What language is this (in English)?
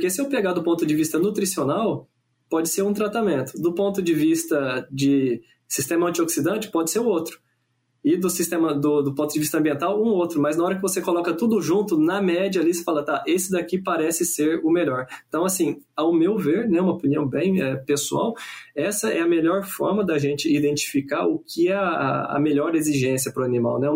Portuguese